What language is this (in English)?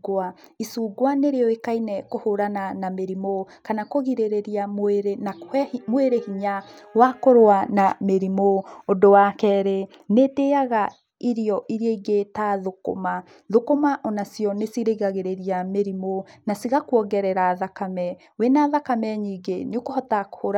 Kikuyu